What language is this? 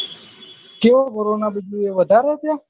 Gujarati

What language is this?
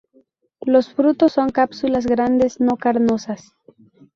Spanish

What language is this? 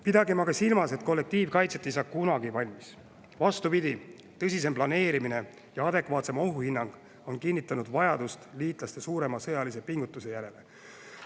Estonian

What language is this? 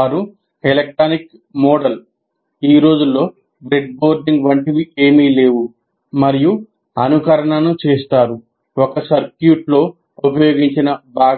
Telugu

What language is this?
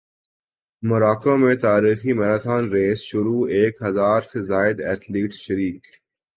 Urdu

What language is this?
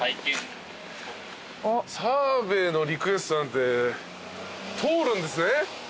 Japanese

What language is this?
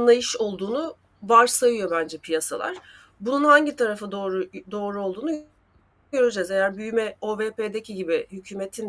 Turkish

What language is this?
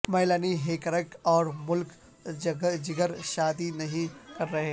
Urdu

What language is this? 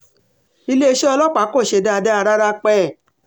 Yoruba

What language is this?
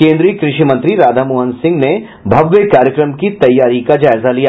Hindi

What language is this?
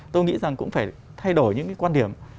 Vietnamese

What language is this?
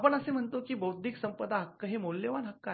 Marathi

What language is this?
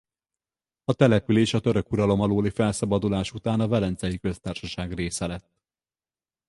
Hungarian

